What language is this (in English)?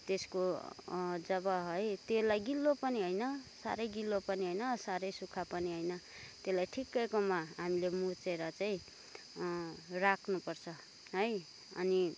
Nepali